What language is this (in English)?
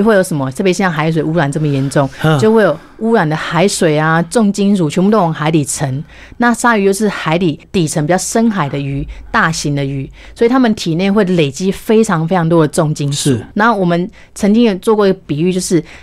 Chinese